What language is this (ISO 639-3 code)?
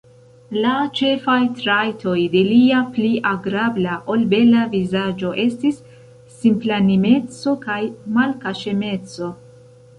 epo